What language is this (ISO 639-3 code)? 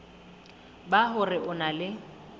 sot